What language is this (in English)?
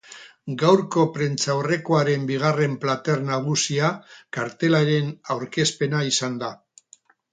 Basque